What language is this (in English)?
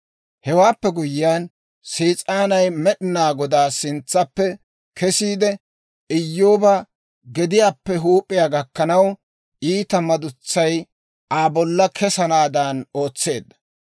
Dawro